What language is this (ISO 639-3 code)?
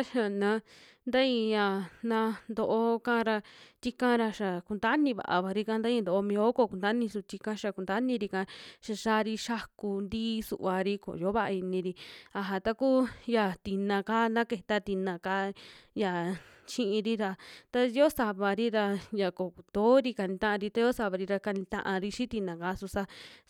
jmx